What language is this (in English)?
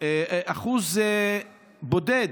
Hebrew